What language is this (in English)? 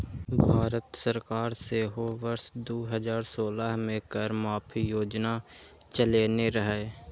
Maithili